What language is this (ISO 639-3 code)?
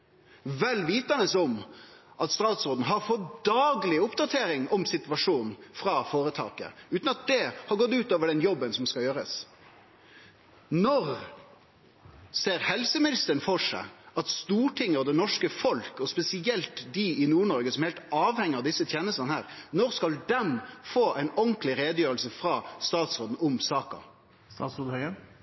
nno